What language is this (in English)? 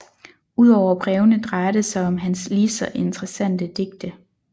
Danish